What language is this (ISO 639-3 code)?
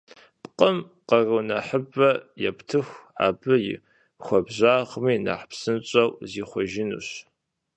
kbd